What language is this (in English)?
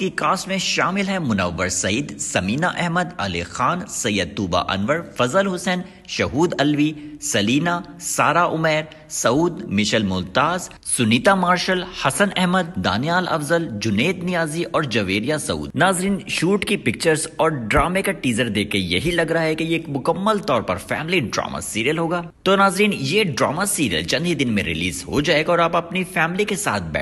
Hindi